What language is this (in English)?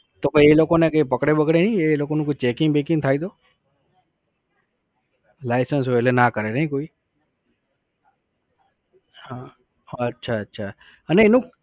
Gujarati